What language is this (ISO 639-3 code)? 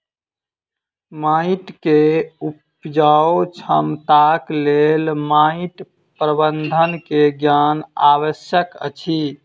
mai